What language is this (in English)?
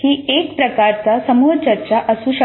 Marathi